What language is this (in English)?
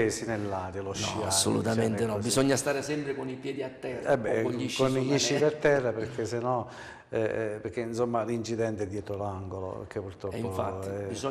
Italian